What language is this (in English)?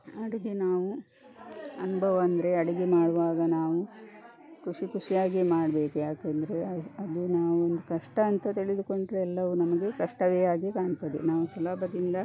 Kannada